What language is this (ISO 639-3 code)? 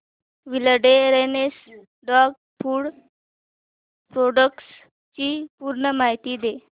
mar